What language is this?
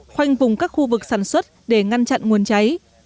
Vietnamese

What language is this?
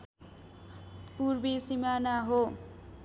Nepali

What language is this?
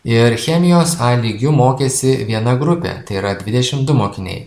Lithuanian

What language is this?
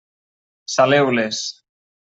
Catalan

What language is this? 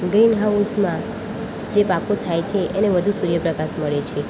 Gujarati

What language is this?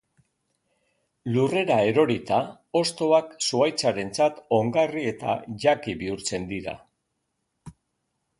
Basque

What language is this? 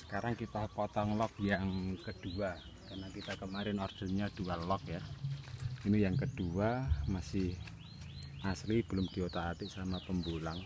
Indonesian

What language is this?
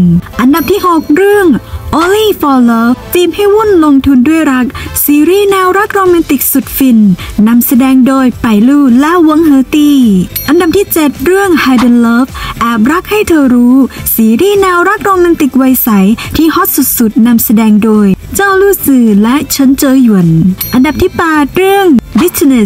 Thai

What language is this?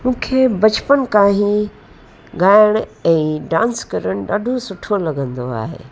Sindhi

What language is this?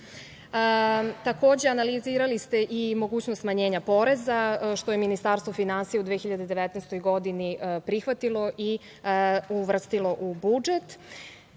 Serbian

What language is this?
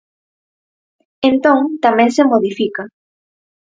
Galician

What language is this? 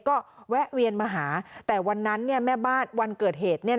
Thai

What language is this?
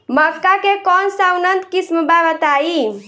Bhojpuri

